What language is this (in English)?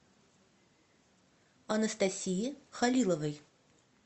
Russian